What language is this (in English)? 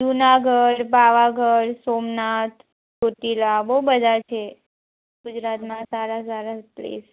Gujarati